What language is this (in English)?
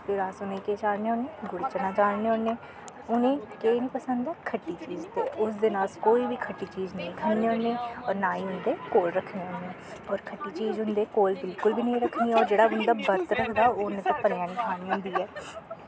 Dogri